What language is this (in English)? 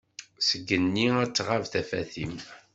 Kabyle